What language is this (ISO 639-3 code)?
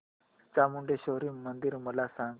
mar